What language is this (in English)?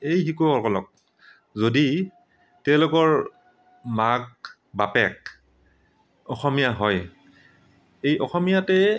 Assamese